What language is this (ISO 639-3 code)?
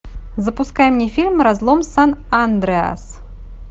rus